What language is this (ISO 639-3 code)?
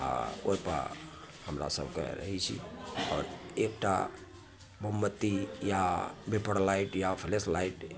mai